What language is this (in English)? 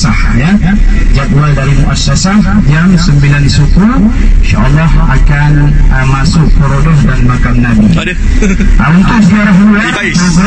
Malay